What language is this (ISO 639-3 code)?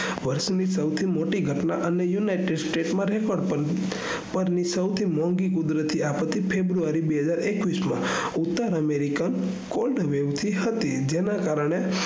guj